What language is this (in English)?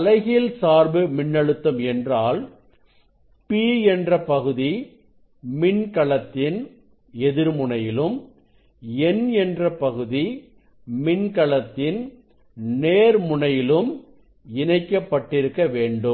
Tamil